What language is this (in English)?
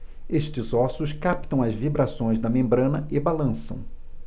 Portuguese